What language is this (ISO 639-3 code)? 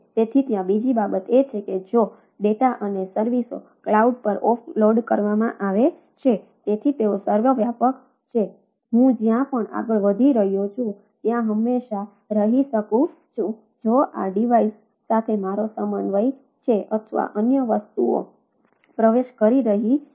guj